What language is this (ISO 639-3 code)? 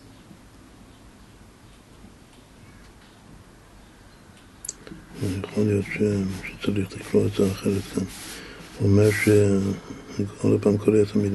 heb